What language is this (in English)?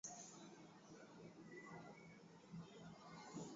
Swahili